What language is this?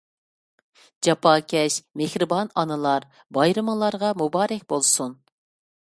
Uyghur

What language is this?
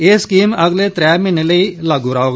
Dogri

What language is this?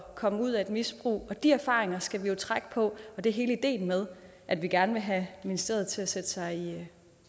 Danish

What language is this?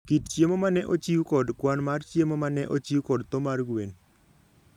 Luo (Kenya and Tanzania)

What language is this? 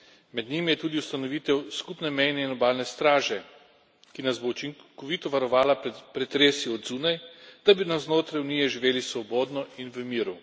Slovenian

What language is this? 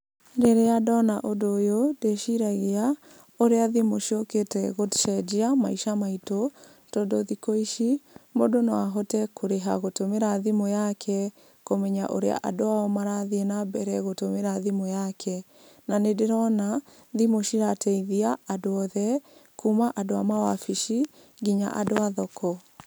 Kikuyu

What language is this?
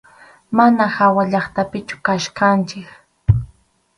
Arequipa-La Unión Quechua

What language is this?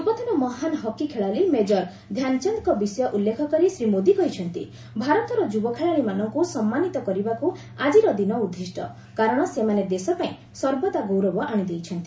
Odia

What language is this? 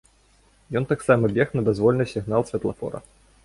Belarusian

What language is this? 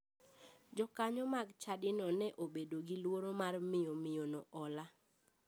Luo (Kenya and Tanzania)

